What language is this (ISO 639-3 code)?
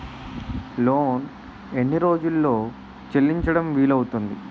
tel